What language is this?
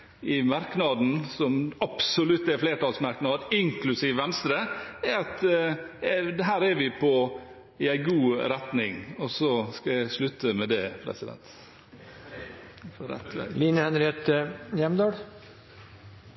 Norwegian Bokmål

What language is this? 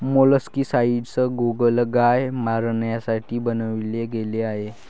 Marathi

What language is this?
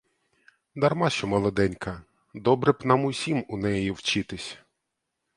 Ukrainian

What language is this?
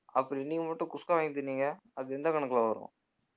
Tamil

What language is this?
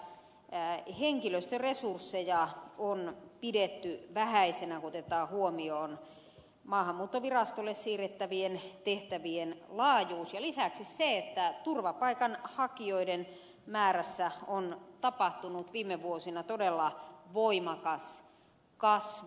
Finnish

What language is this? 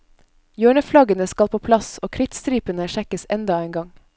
Norwegian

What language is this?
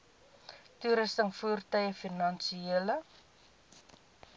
Afrikaans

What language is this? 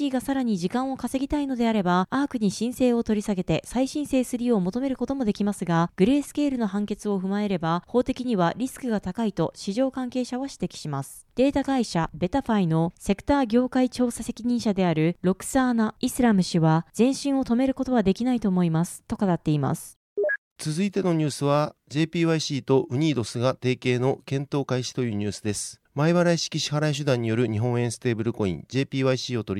Japanese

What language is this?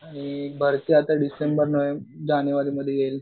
Marathi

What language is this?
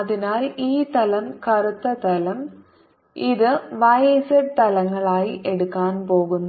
Malayalam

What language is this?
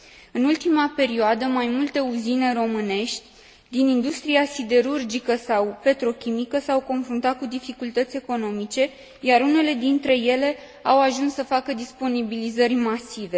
Romanian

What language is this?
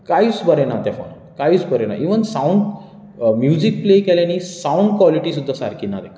Konkani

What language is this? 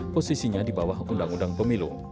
Indonesian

